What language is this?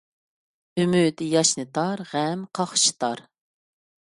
Uyghur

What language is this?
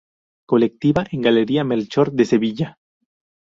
Spanish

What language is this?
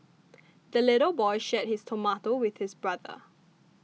English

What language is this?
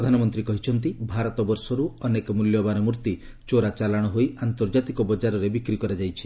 Odia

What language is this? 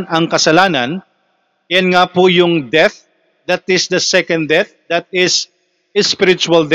Filipino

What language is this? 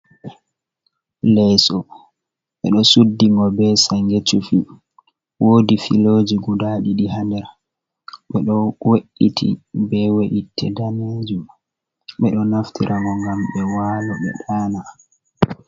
Fula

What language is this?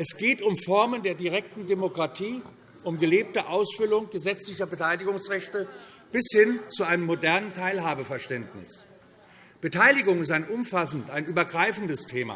German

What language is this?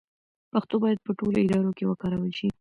Pashto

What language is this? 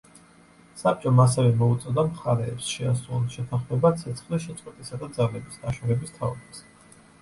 Georgian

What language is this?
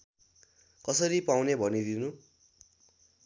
Nepali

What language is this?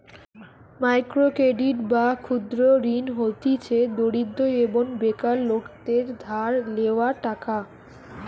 Bangla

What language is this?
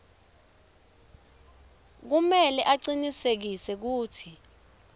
Swati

